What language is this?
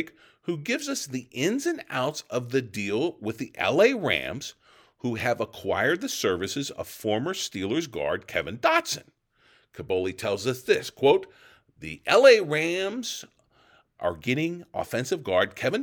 English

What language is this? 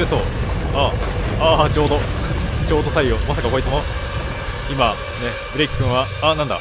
Japanese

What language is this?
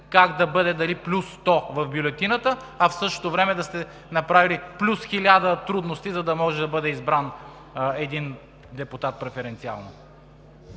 Bulgarian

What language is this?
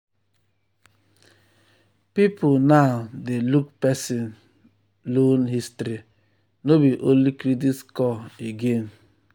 Nigerian Pidgin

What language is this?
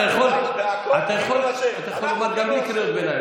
Hebrew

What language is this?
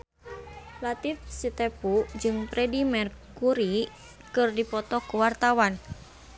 Sundanese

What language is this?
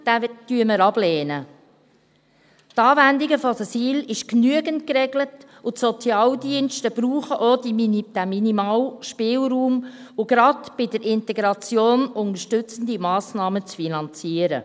Swiss German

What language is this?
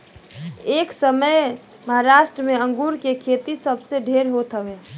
Bhojpuri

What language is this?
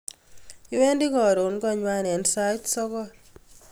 Kalenjin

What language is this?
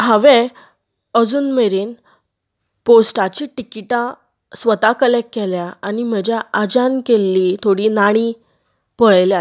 Konkani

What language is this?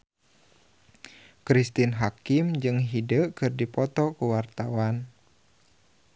Sundanese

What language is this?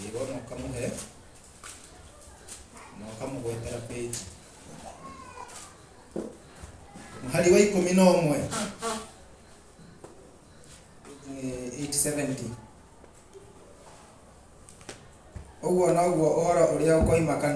Indonesian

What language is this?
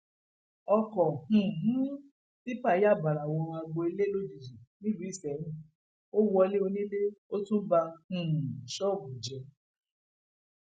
Yoruba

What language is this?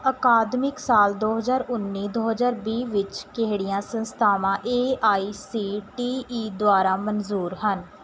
Punjabi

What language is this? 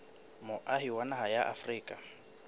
Southern Sotho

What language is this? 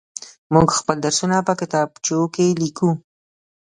Pashto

